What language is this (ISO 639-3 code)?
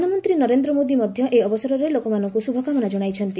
ori